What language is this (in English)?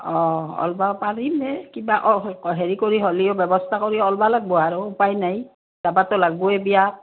Assamese